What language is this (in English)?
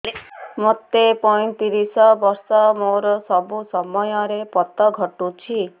Odia